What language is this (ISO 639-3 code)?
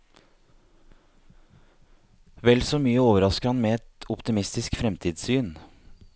nor